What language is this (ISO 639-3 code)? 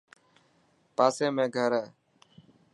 mki